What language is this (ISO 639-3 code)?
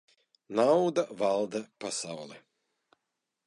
lav